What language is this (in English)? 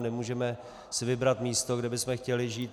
Czech